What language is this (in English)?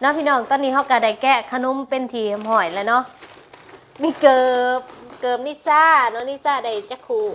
Thai